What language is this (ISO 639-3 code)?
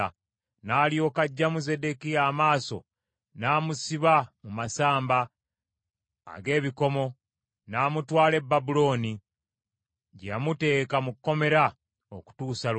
lug